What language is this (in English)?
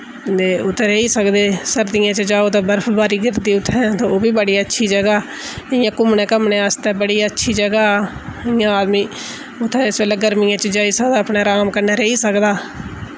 Dogri